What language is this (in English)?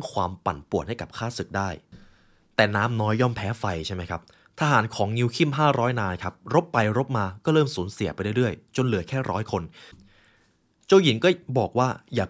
Thai